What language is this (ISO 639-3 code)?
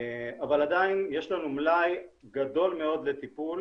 heb